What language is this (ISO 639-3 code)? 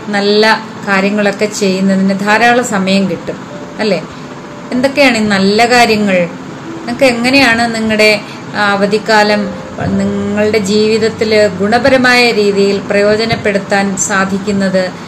mal